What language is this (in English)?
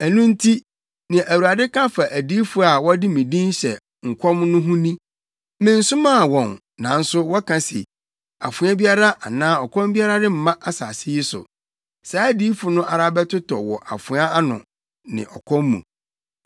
Akan